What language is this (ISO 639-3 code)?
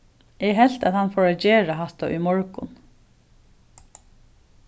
fao